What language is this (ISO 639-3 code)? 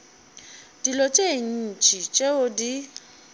nso